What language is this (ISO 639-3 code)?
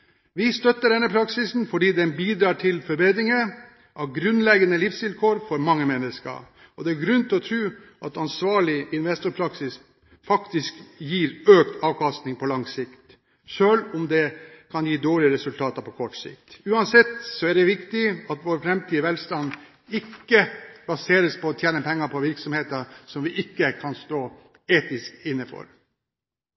nob